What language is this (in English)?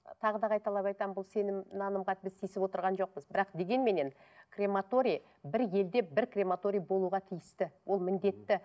Kazakh